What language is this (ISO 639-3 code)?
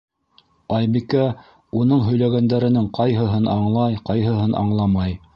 bak